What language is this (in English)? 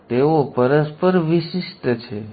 Gujarati